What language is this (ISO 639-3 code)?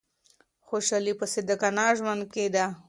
pus